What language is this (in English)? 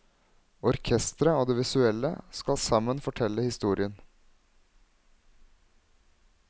Norwegian